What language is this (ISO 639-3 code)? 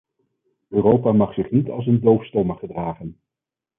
nld